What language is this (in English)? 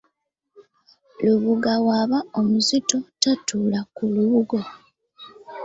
Ganda